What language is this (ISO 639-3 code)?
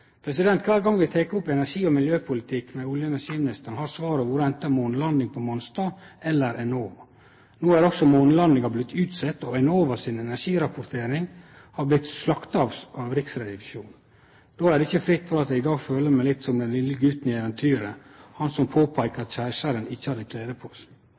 nno